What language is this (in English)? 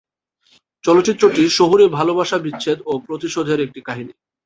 Bangla